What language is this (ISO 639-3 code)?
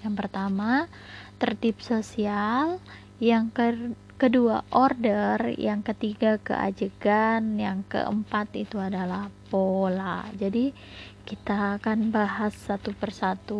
ind